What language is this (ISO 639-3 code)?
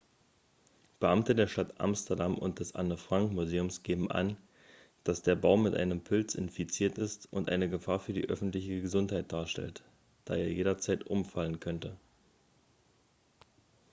deu